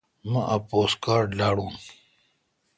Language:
Kalkoti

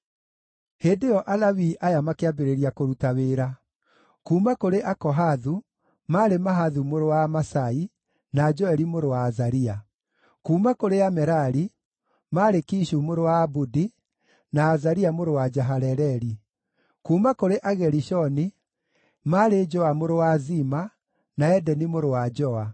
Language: Kikuyu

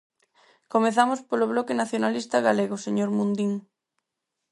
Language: Galician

